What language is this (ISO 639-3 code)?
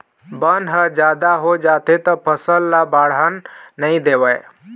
hne